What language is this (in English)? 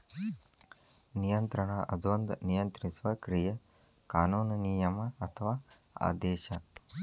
Kannada